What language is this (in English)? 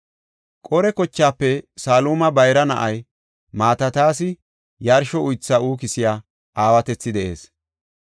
Gofa